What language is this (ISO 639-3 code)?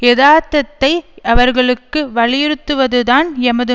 tam